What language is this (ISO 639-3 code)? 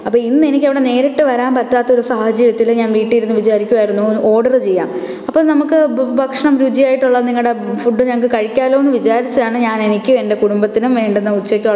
mal